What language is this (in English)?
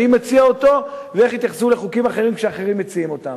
Hebrew